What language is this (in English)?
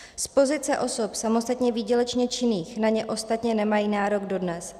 Czech